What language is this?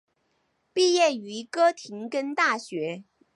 Chinese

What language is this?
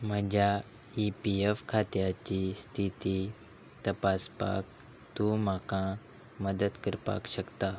Konkani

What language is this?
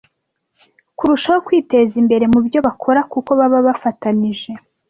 Kinyarwanda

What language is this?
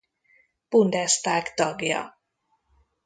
Hungarian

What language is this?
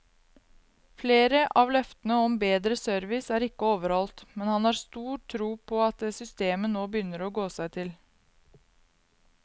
Norwegian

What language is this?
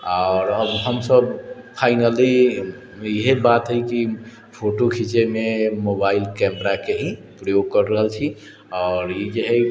Maithili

